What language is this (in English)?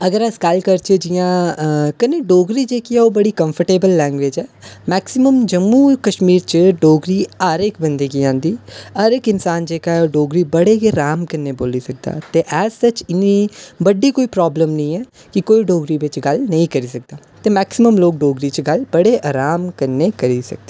Dogri